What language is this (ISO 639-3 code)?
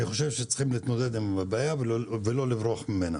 heb